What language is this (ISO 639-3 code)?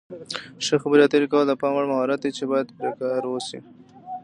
pus